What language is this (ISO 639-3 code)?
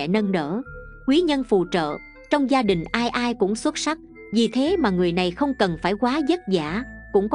vie